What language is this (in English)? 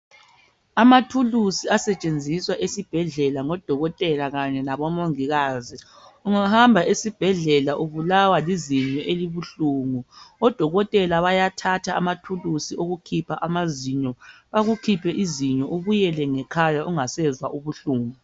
North Ndebele